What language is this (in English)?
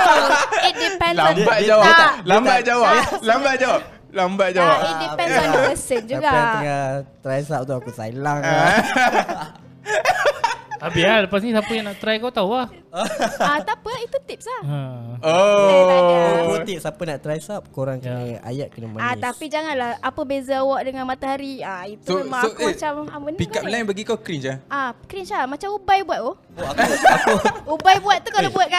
Malay